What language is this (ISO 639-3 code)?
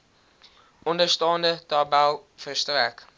afr